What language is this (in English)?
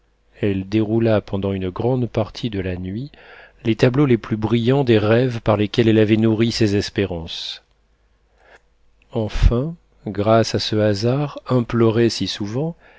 French